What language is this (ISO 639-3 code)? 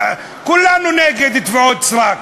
heb